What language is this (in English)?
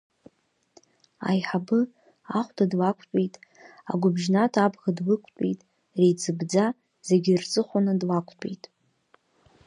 Abkhazian